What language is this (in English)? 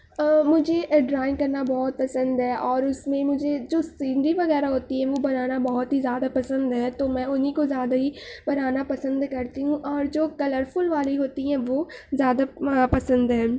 Urdu